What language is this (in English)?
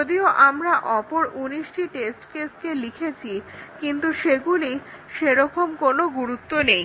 Bangla